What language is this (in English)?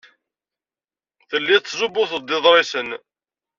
Kabyle